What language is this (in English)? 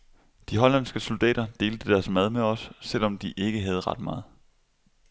Danish